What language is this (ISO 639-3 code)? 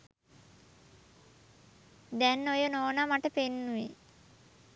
sin